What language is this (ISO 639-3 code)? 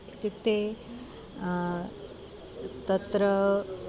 san